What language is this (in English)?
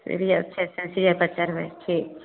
Maithili